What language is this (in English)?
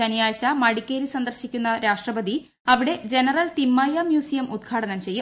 Malayalam